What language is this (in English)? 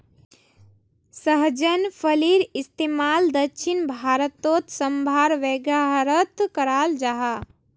Magahi